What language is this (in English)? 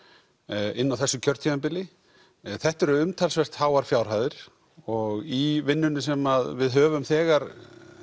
Icelandic